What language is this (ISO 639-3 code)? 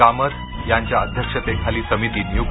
mar